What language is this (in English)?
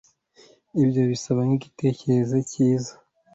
Kinyarwanda